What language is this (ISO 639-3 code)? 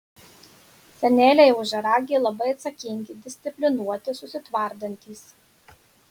lit